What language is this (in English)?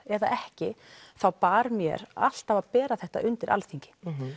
Icelandic